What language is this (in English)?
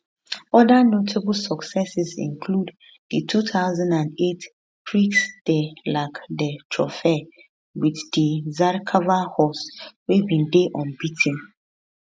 Nigerian Pidgin